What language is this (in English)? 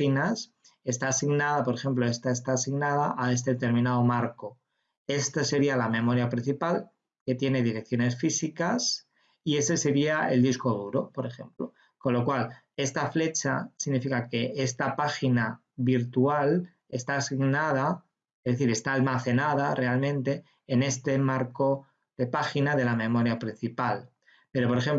Spanish